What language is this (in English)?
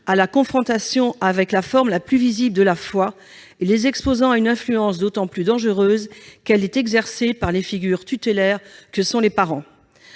French